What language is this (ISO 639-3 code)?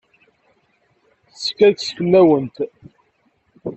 kab